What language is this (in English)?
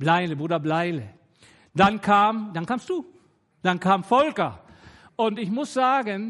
German